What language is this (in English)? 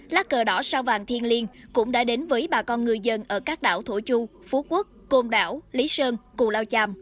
Vietnamese